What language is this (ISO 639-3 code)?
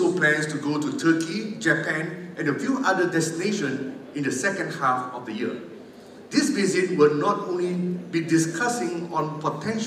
msa